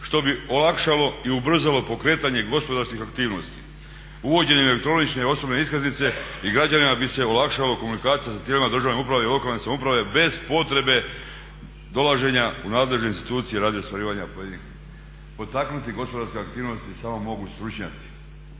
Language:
Croatian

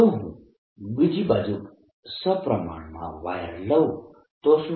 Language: Gujarati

